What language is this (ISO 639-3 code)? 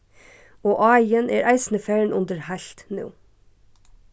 fao